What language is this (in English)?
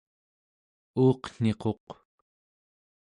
Central Yupik